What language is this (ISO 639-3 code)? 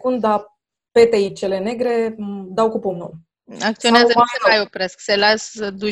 ron